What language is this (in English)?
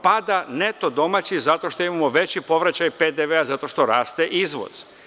Serbian